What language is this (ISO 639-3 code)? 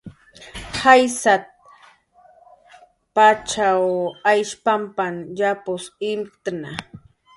jqr